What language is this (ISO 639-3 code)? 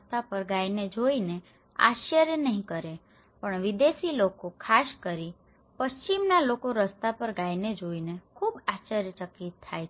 guj